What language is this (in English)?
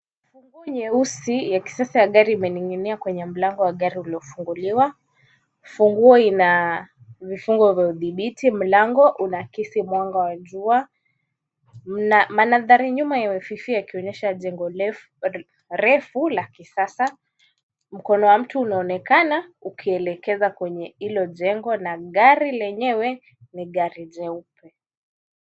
Swahili